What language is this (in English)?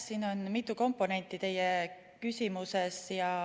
Estonian